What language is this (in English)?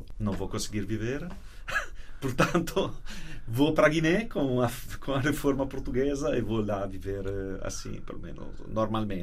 Portuguese